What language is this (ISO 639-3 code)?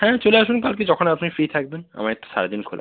ben